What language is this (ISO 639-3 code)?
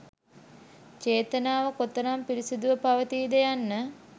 sin